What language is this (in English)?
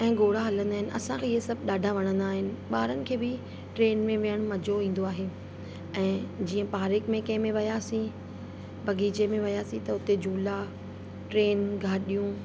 Sindhi